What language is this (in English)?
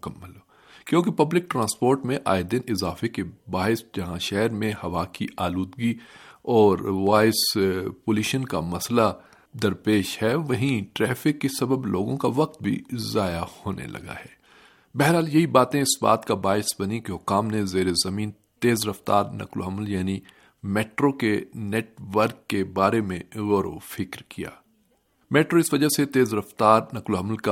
Urdu